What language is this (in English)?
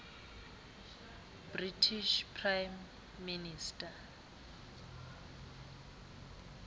Xhosa